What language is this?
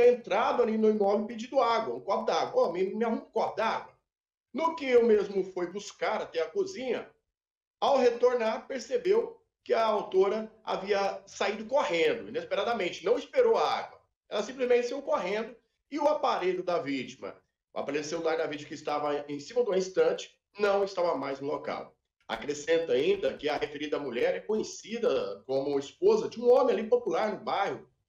Portuguese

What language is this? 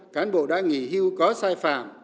Vietnamese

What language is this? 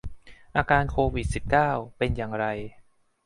Thai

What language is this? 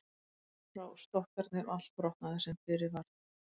Icelandic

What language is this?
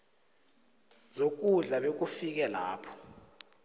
South Ndebele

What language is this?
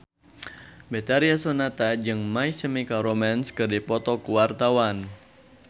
Sundanese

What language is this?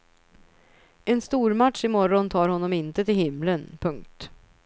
Swedish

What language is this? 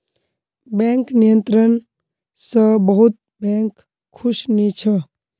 Magahi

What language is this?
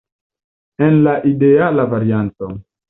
Esperanto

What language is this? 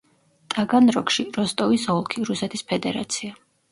Georgian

